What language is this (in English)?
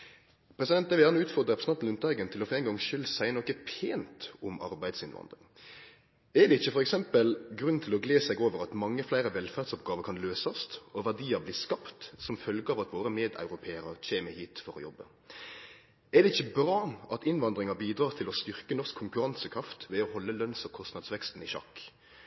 Norwegian Nynorsk